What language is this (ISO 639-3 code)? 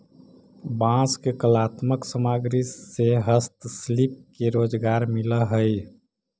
mag